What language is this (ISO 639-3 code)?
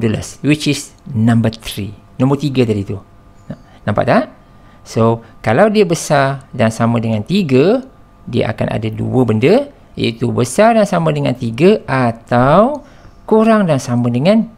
msa